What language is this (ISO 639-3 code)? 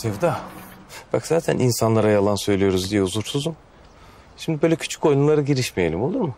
tur